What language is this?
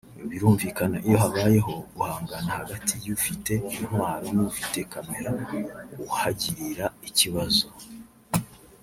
Kinyarwanda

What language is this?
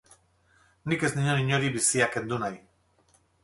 Basque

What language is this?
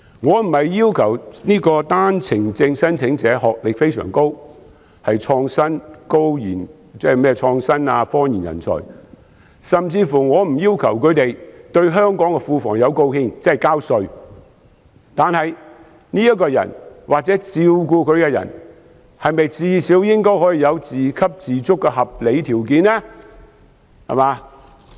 Cantonese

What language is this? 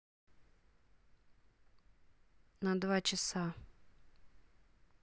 Russian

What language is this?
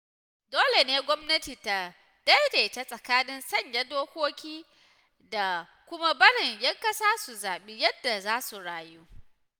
Hausa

